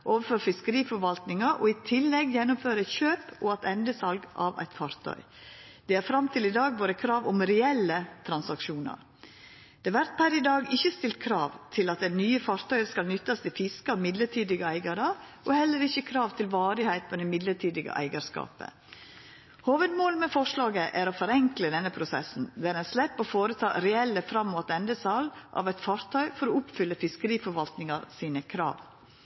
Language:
Norwegian Nynorsk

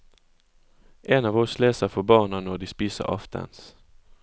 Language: Norwegian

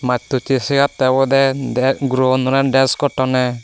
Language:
Chakma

